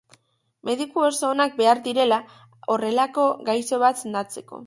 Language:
Basque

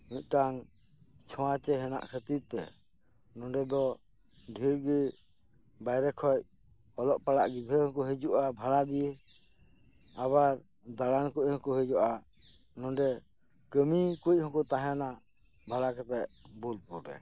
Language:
Santali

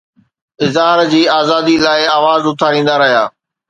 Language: Sindhi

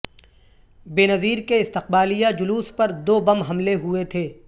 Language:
Urdu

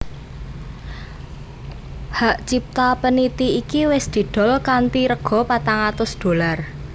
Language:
Javanese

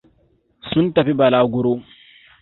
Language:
Hausa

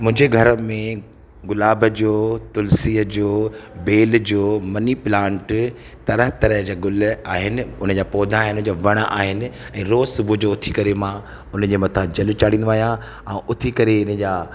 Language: Sindhi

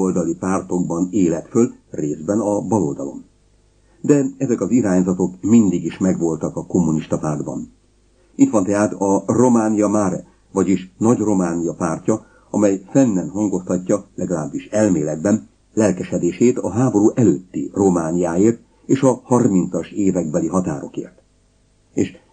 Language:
Hungarian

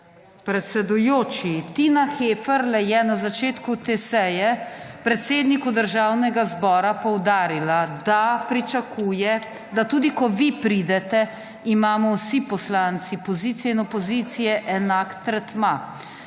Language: Slovenian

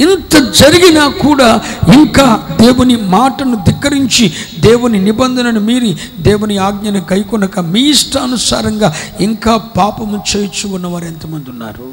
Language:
Telugu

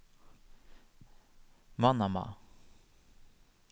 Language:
Norwegian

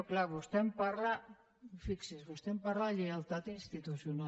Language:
Catalan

